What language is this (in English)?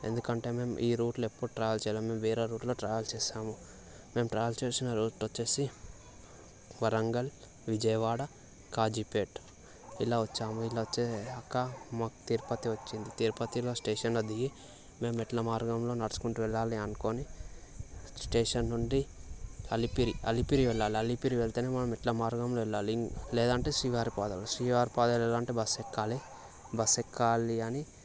Telugu